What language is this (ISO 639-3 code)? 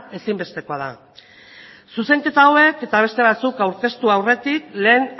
eus